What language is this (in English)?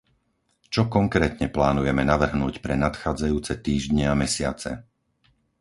Slovak